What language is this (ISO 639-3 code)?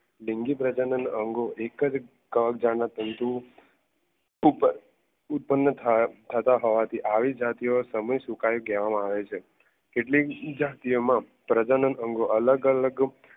guj